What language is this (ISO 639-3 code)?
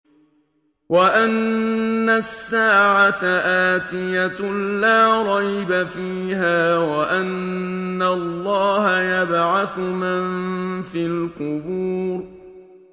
ara